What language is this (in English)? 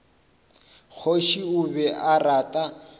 Northern Sotho